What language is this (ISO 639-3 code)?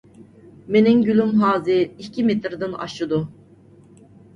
uig